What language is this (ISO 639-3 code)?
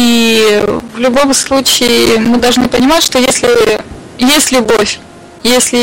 rus